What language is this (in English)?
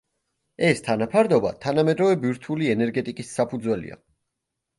Georgian